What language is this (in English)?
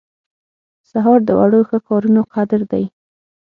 Pashto